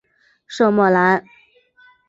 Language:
Chinese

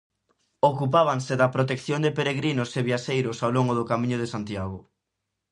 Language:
Galician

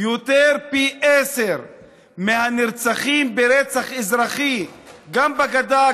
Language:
Hebrew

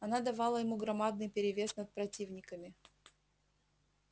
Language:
Russian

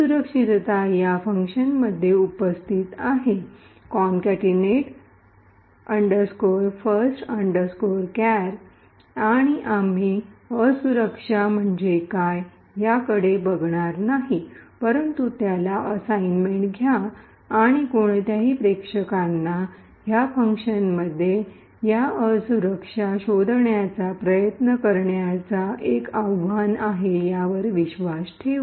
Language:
Marathi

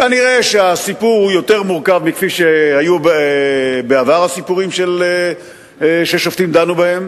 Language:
Hebrew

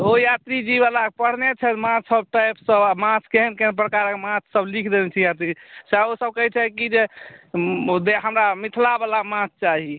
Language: Maithili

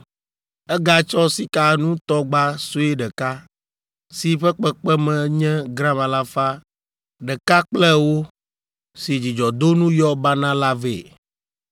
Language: Ewe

